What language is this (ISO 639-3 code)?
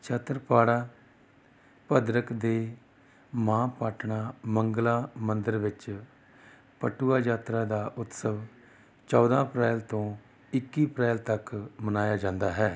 pan